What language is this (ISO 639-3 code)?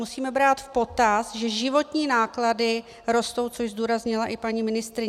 ces